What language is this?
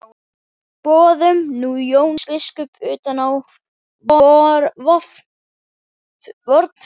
Icelandic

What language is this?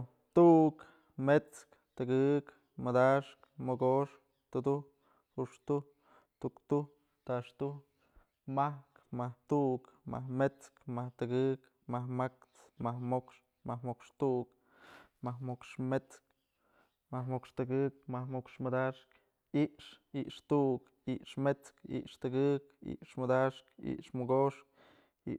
Mazatlán Mixe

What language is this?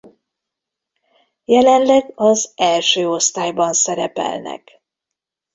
Hungarian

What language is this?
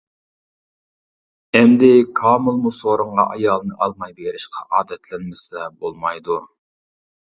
Uyghur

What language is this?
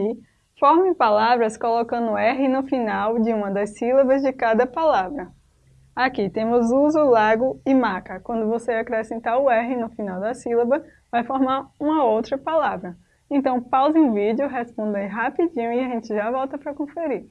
Portuguese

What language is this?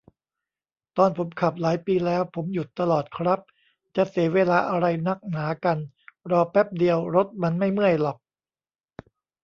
Thai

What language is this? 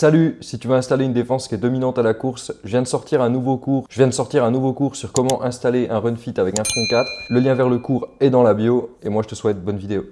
French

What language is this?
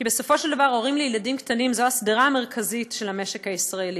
Hebrew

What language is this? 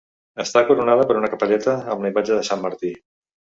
Catalan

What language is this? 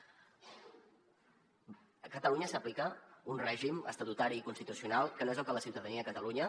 Catalan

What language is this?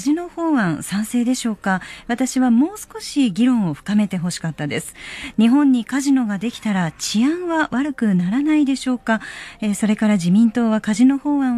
Japanese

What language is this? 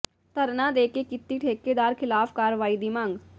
Punjabi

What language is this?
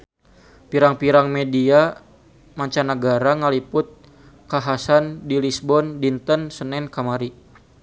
Sundanese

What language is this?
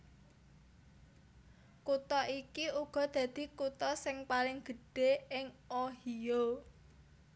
Javanese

